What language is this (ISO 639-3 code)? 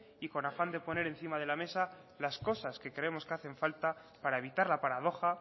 spa